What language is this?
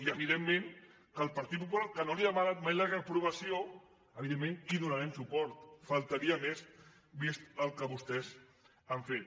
Catalan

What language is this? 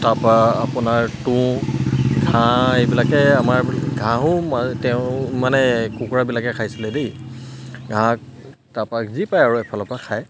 Assamese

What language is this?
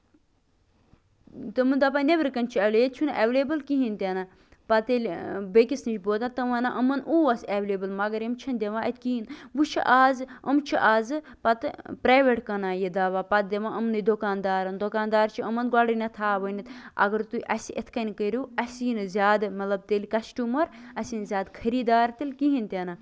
Kashmiri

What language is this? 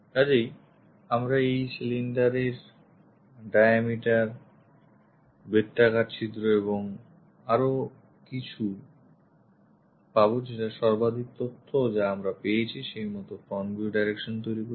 Bangla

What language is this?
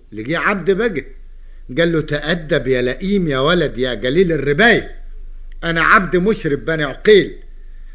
Arabic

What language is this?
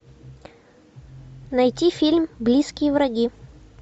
Russian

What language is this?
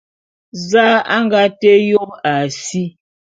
Bulu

